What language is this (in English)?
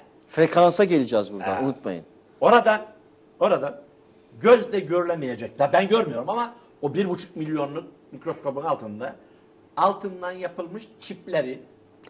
Turkish